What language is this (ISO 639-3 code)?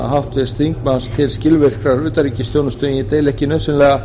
isl